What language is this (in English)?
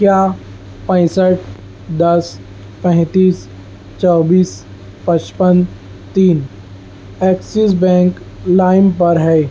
Urdu